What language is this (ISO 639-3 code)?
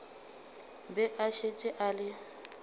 nso